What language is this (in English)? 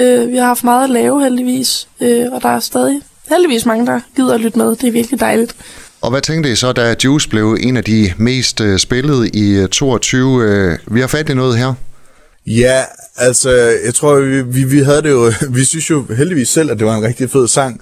Danish